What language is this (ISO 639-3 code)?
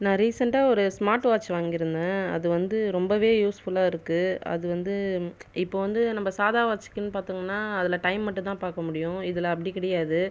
tam